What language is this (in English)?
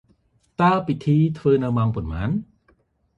Khmer